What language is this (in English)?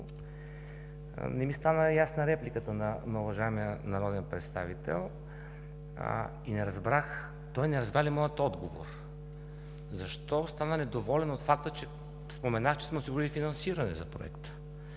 Bulgarian